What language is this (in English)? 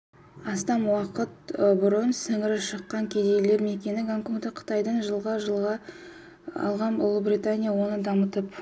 Kazakh